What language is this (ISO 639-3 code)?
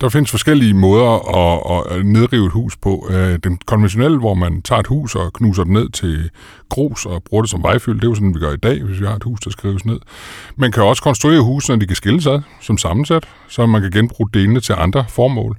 dan